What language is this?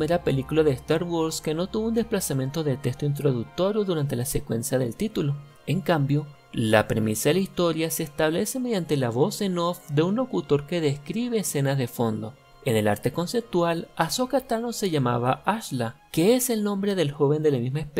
Spanish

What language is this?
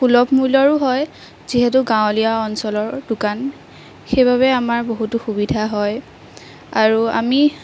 Assamese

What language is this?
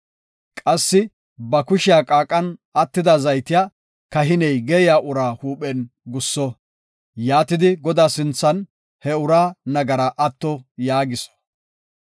Gofa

